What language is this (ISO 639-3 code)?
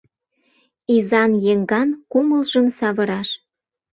chm